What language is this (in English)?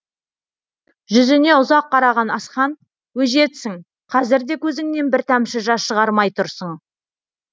Kazakh